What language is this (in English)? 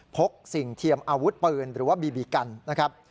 Thai